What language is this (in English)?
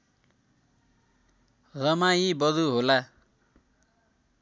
Nepali